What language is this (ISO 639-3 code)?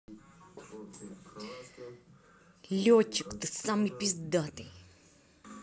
rus